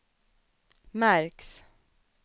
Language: Swedish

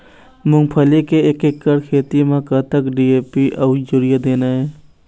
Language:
Chhattisgarhi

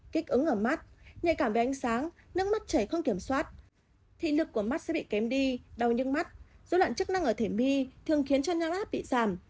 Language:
Vietnamese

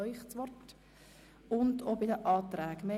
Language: Swiss German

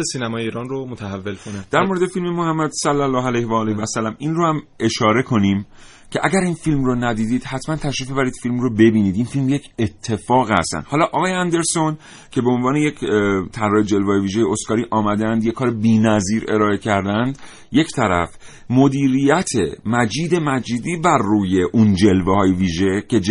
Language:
Persian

